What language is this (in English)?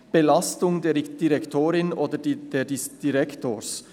Swiss German